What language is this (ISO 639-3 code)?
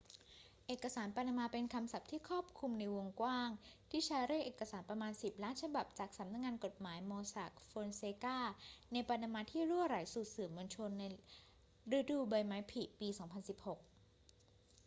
tha